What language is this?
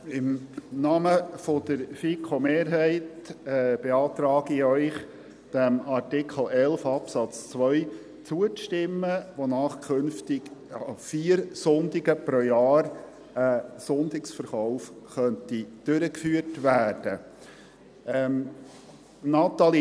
Swiss German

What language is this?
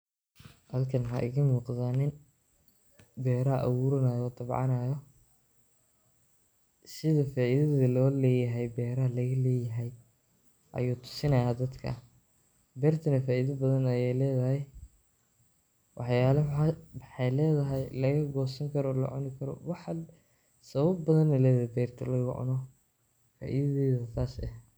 Somali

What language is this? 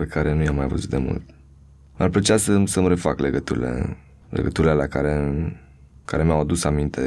Romanian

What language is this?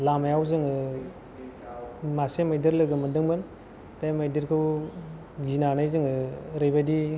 Bodo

